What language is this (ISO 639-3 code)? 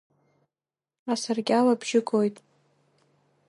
abk